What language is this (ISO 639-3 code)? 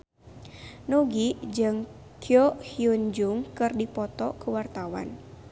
sun